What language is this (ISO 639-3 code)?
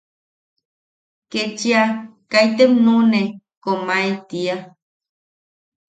yaq